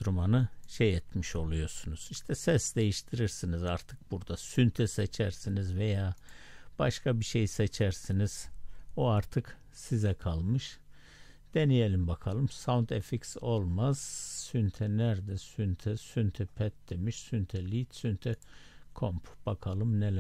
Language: Turkish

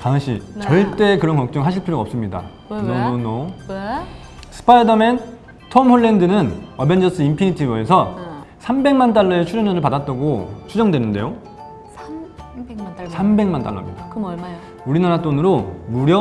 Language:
Korean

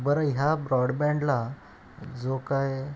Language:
Marathi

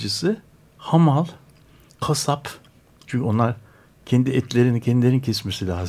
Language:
Turkish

